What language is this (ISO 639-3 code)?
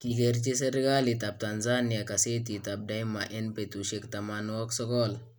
kln